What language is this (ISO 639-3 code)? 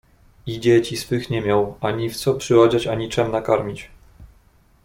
pol